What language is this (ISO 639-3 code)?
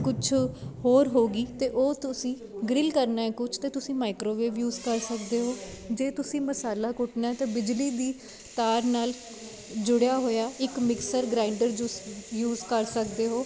pan